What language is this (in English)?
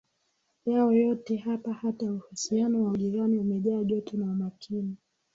Swahili